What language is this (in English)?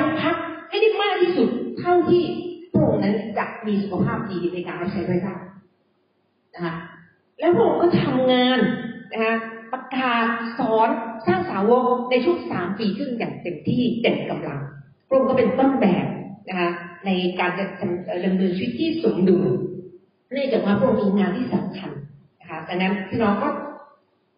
Thai